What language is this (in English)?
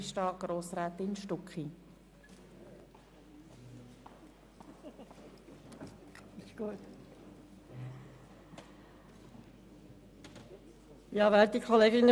Swiss German